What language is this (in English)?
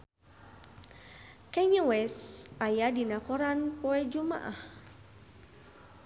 Sundanese